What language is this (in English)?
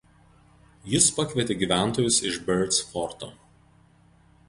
Lithuanian